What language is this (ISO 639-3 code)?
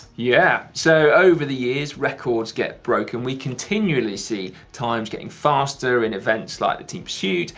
eng